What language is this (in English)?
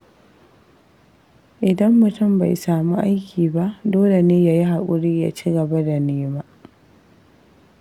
Hausa